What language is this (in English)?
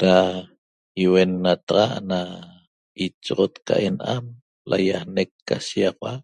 Toba